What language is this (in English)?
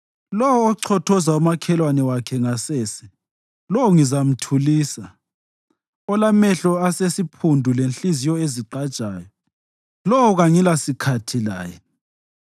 North Ndebele